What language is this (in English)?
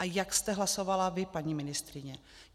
Czech